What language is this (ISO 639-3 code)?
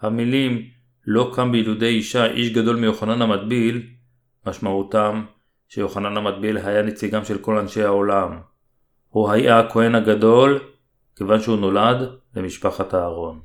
heb